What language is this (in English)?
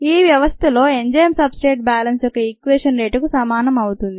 Telugu